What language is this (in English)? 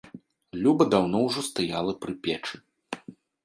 Belarusian